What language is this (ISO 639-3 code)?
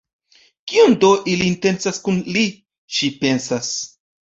epo